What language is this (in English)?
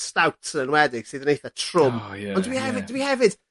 Welsh